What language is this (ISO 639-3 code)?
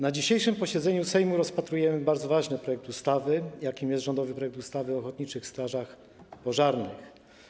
pol